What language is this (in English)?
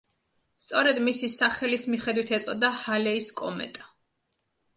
Georgian